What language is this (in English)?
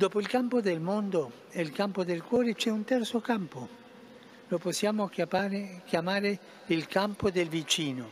Italian